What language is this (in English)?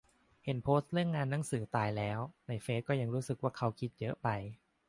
Thai